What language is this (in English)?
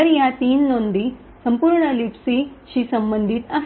Marathi